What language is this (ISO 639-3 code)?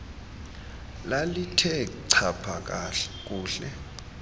xho